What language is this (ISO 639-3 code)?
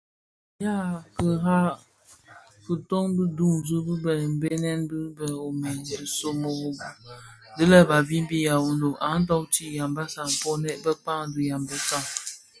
ksf